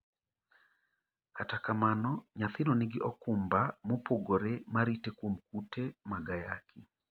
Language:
Luo (Kenya and Tanzania)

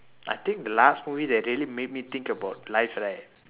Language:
English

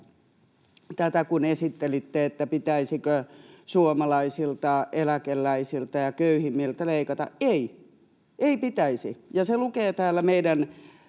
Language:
Finnish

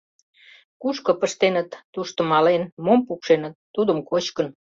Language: Mari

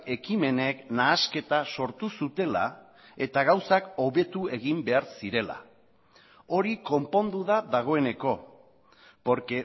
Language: Basque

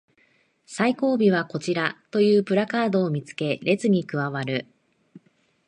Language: Japanese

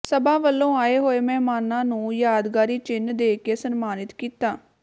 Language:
Punjabi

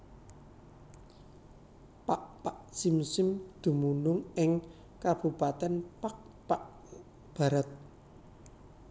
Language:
Javanese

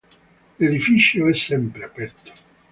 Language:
Italian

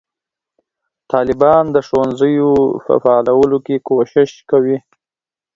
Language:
Pashto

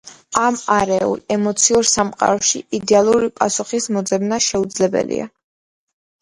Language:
Georgian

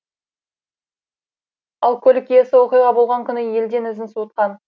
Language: Kazakh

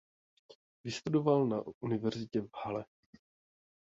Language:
Czech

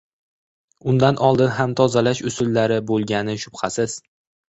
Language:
Uzbek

